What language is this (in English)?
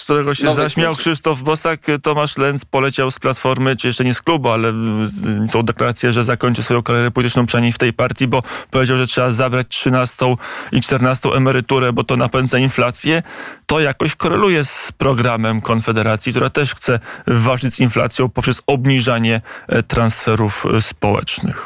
Polish